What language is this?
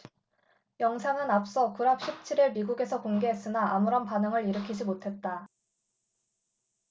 Korean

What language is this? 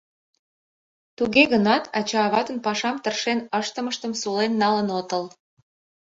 Mari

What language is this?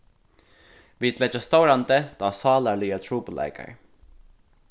Faroese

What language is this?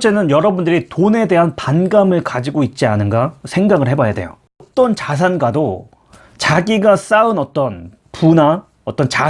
Korean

